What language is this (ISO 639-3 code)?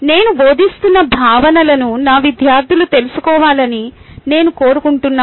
tel